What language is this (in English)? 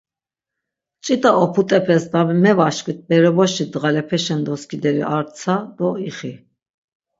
Laz